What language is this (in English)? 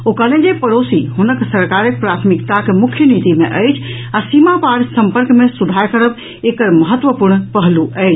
Maithili